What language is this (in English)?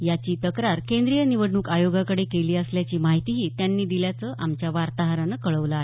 Marathi